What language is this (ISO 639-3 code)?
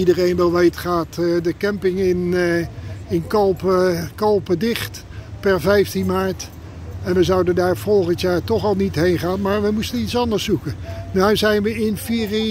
nld